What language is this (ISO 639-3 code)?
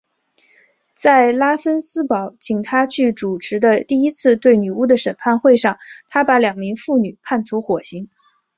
zho